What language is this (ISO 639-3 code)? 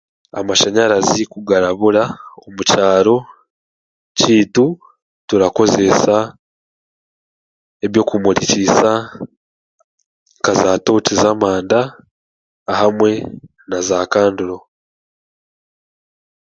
cgg